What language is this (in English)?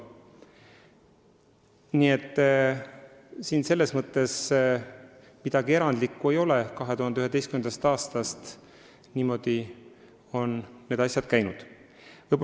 Estonian